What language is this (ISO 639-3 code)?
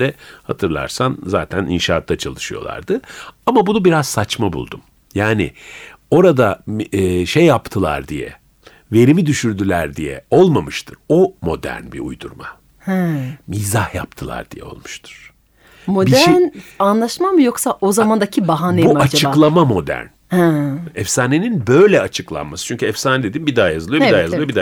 tur